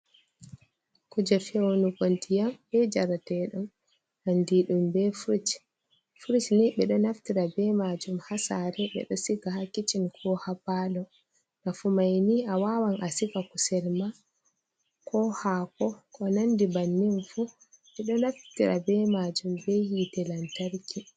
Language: Fula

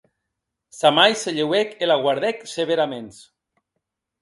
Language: Occitan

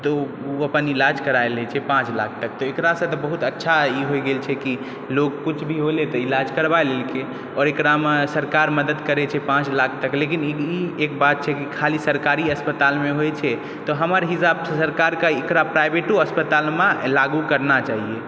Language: Maithili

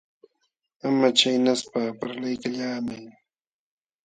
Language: Jauja Wanca Quechua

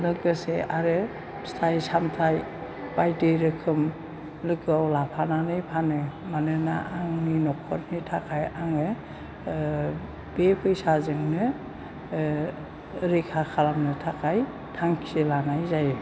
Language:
Bodo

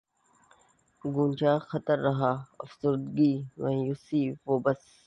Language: Urdu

